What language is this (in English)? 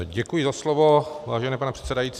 Czech